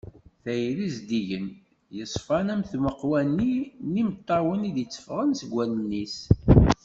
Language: Kabyle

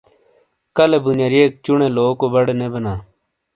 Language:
Shina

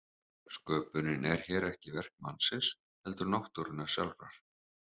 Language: Icelandic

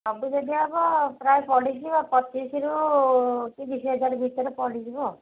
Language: Odia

